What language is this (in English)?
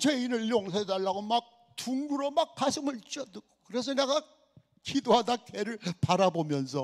Korean